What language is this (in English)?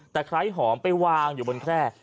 Thai